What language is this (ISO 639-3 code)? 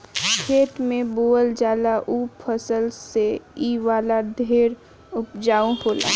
bho